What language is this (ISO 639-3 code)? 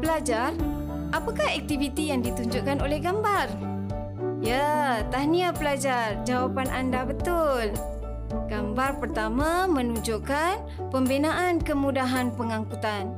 msa